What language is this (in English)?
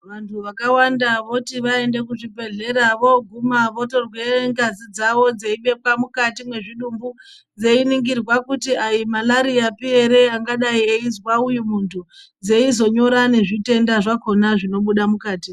Ndau